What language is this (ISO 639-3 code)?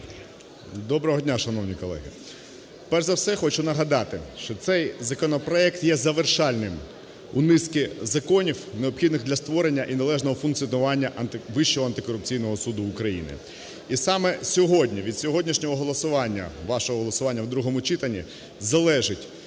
ukr